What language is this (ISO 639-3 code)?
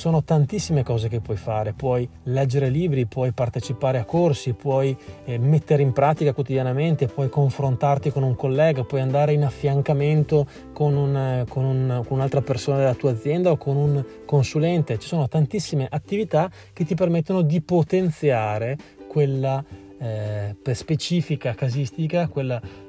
ita